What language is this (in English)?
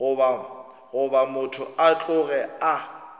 Northern Sotho